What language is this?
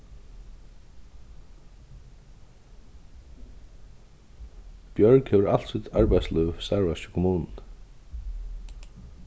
Faroese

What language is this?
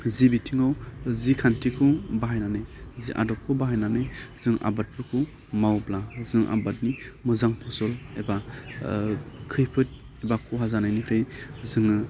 Bodo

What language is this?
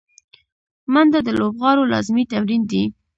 Pashto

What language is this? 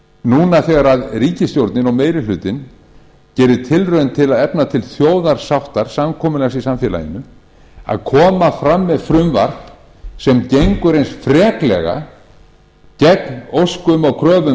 Icelandic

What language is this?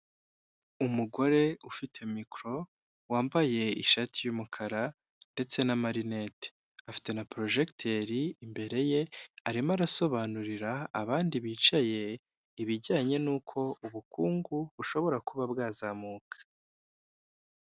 Kinyarwanda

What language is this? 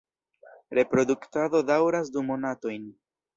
Esperanto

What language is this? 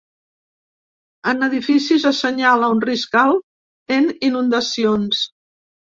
Catalan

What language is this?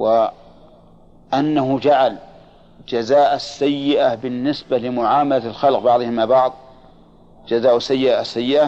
Arabic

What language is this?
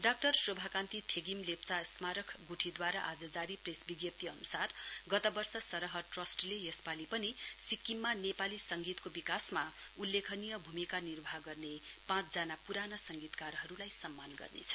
Nepali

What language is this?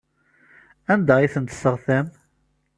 Kabyle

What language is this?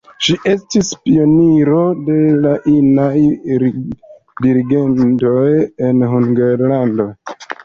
Esperanto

